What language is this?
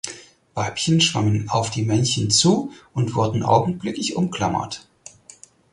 German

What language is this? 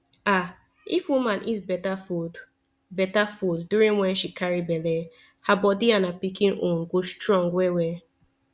Nigerian Pidgin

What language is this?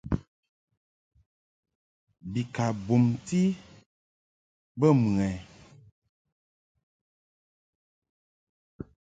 Mungaka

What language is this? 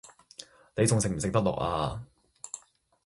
Cantonese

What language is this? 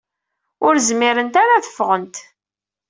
Kabyle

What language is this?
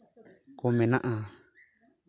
Santali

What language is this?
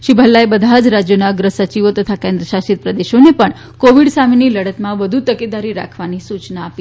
Gujarati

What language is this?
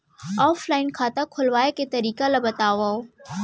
Chhattisgarhi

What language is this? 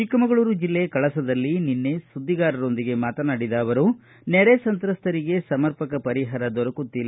Kannada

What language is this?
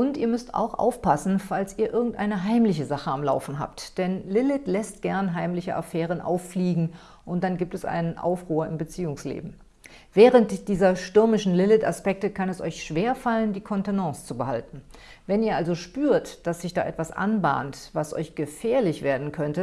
German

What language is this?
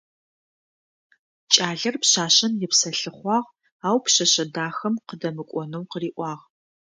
Adyghe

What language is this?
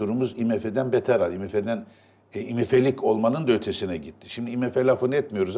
Turkish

